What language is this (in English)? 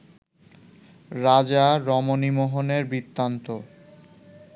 Bangla